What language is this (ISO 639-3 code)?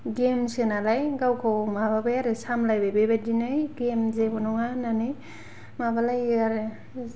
brx